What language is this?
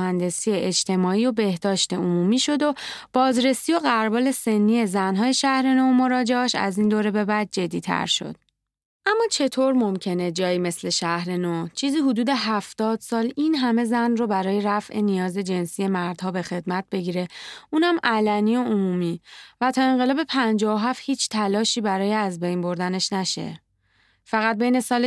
Persian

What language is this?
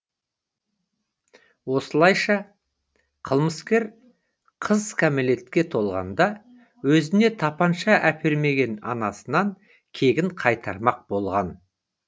Kazakh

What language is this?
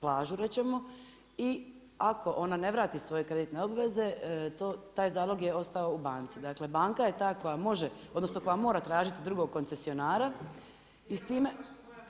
Croatian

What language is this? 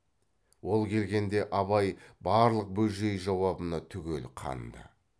Kazakh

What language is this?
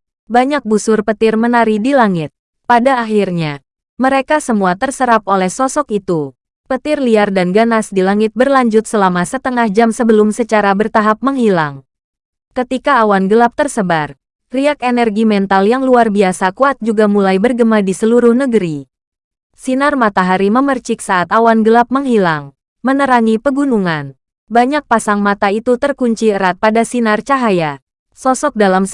Indonesian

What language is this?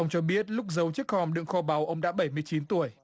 Vietnamese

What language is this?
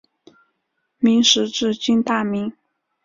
Chinese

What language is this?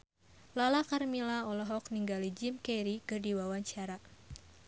Sundanese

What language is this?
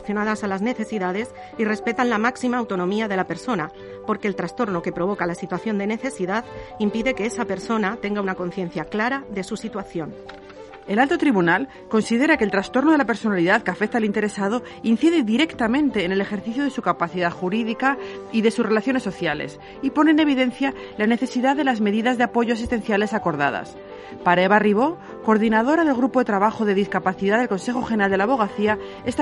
Spanish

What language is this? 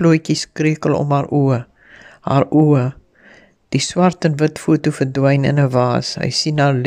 Dutch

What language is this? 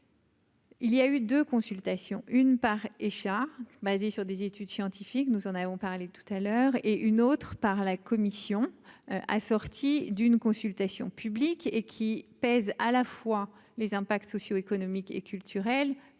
French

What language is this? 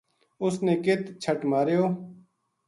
Gujari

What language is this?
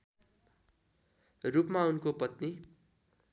Nepali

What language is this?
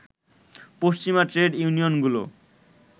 Bangla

